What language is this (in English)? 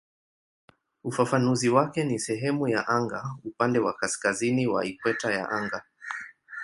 Swahili